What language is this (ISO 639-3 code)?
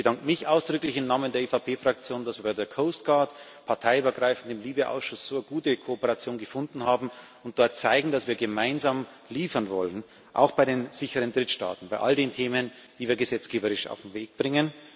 deu